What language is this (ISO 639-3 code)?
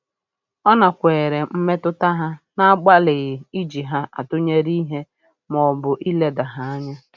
ibo